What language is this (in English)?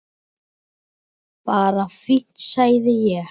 Icelandic